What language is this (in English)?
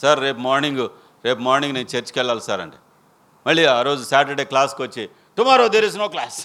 Telugu